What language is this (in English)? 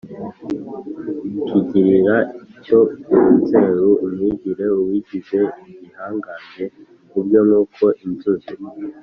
Kinyarwanda